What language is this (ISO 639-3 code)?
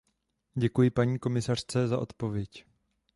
ces